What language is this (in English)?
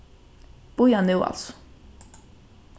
Faroese